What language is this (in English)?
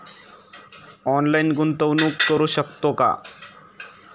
Marathi